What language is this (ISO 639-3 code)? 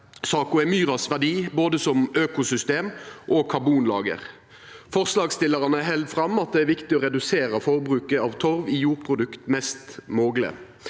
nor